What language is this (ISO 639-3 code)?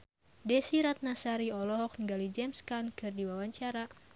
sun